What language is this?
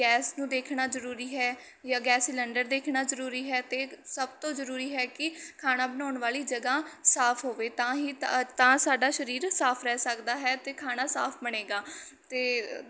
Punjabi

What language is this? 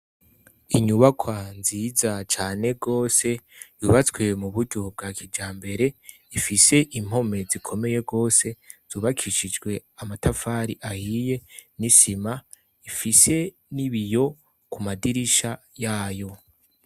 Rundi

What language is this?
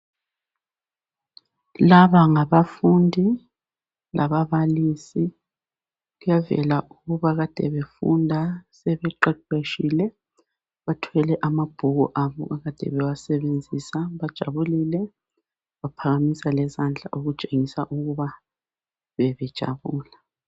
North Ndebele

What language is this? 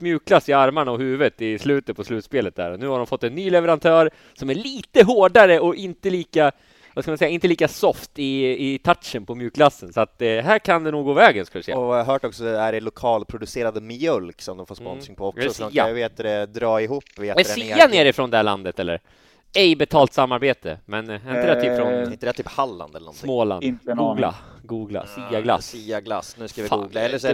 Swedish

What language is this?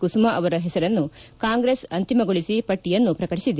Kannada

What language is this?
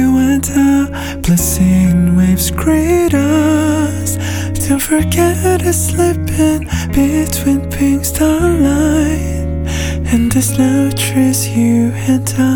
Korean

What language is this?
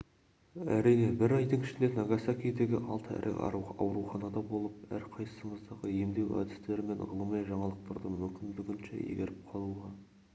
Kazakh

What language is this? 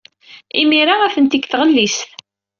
Kabyle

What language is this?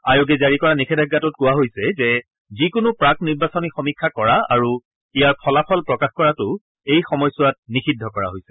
Assamese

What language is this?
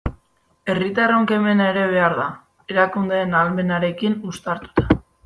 Basque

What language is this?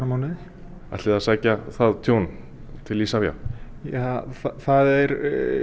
Icelandic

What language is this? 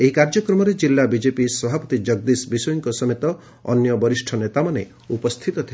Odia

